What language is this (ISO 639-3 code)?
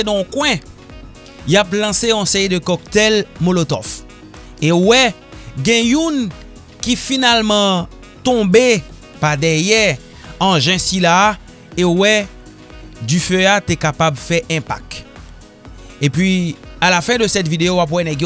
fra